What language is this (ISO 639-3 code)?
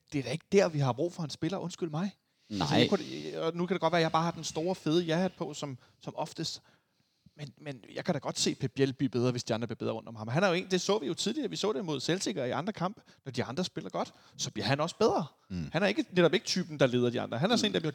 dan